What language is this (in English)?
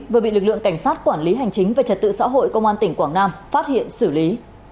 Vietnamese